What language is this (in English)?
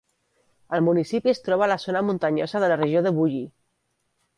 Catalan